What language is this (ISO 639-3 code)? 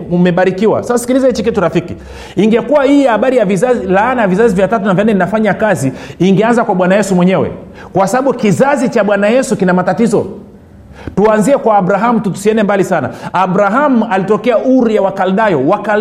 swa